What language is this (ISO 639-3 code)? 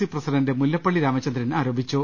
mal